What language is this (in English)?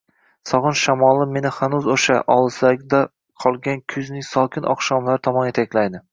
Uzbek